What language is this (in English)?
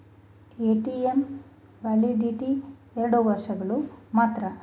Kannada